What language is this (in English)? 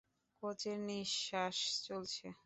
Bangla